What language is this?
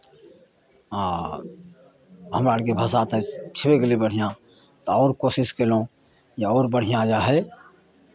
Maithili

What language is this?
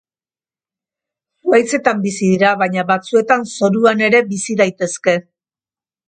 Basque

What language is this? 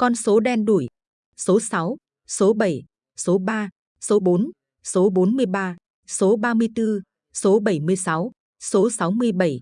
Vietnamese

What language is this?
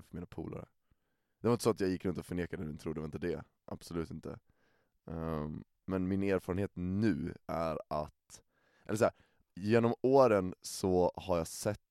Swedish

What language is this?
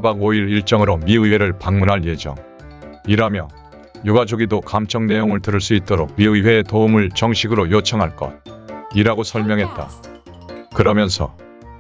Korean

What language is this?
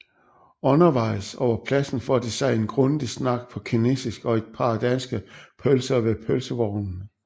Danish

